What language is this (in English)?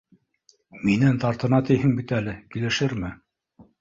Bashkir